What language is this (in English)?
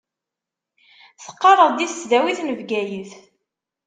Kabyle